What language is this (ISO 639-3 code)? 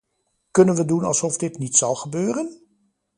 nld